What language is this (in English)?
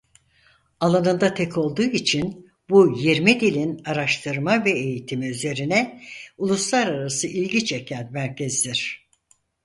Turkish